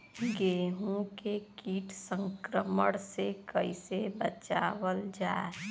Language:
Bhojpuri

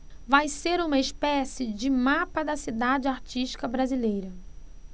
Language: Portuguese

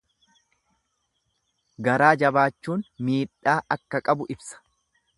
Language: Oromo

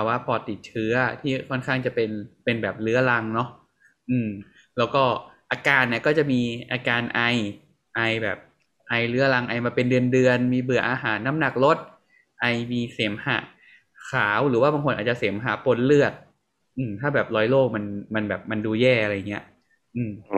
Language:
Thai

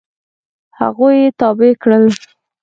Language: Pashto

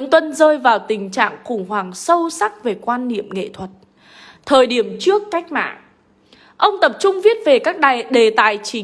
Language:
Vietnamese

